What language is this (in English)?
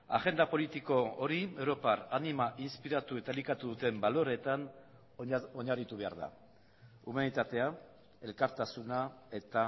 Basque